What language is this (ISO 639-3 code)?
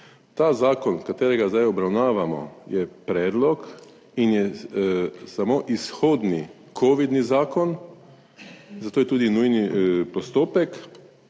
slv